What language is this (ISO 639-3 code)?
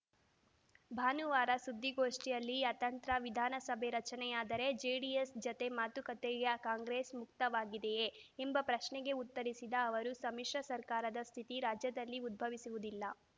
kan